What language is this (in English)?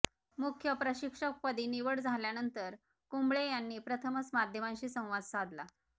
Marathi